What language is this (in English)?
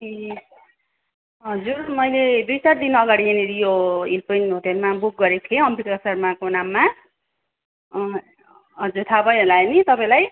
Nepali